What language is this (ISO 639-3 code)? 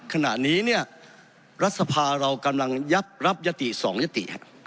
tha